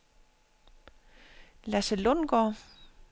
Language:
Danish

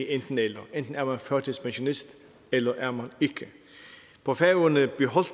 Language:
Danish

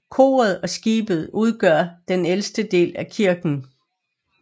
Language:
Danish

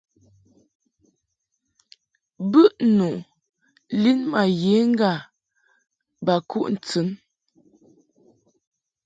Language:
Mungaka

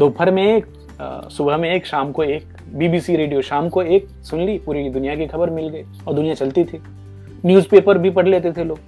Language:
Hindi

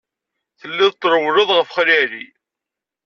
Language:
Kabyle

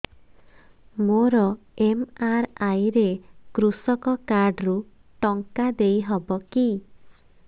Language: Odia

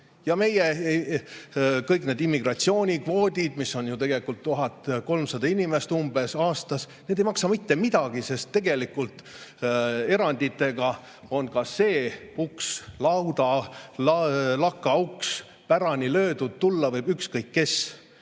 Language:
Estonian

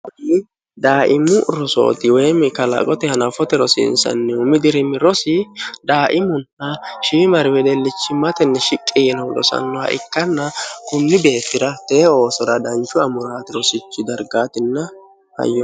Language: Sidamo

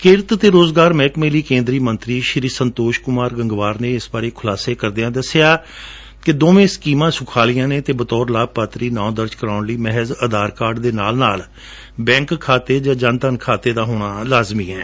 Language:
Punjabi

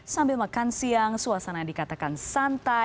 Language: Indonesian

